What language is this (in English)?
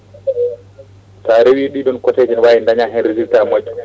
Fula